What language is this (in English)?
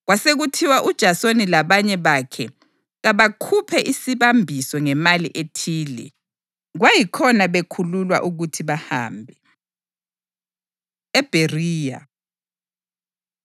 North Ndebele